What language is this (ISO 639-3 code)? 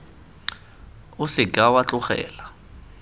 tsn